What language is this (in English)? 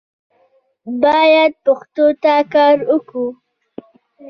Pashto